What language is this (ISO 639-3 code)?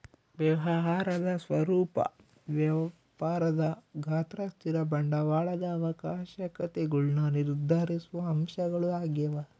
kan